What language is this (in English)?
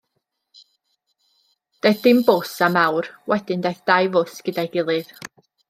Welsh